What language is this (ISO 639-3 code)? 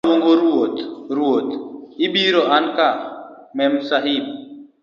luo